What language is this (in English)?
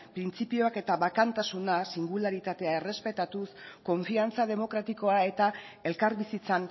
Basque